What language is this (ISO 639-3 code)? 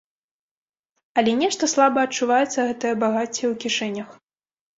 bel